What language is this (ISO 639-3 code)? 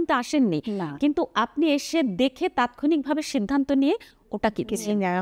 ben